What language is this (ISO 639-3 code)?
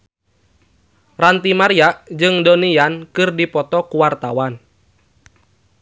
sun